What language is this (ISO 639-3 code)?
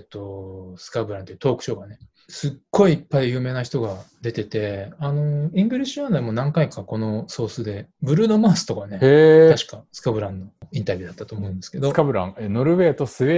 jpn